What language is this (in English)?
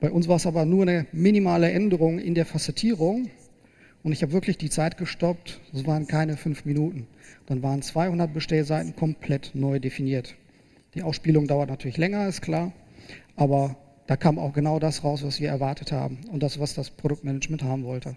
German